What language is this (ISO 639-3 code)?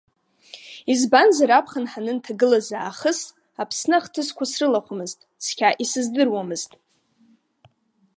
abk